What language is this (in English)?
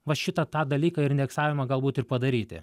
Lithuanian